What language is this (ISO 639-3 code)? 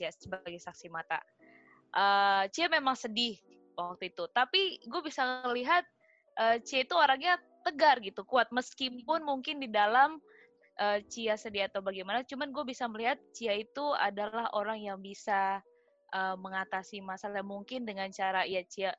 ind